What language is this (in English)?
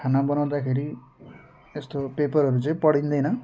Nepali